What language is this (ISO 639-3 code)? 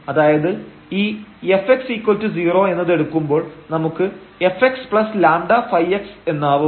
mal